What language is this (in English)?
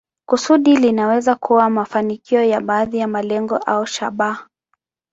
Swahili